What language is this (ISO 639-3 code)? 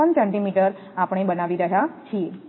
guj